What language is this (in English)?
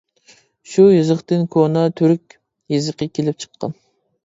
Uyghur